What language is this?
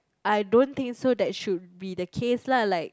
English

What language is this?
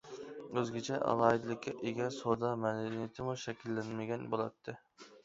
Uyghur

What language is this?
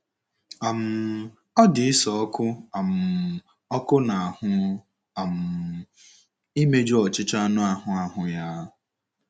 Igbo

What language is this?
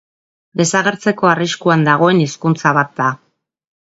Basque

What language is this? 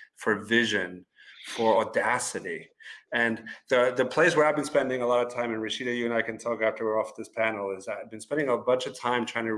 English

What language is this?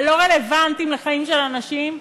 Hebrew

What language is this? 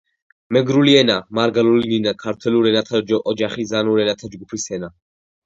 Georgian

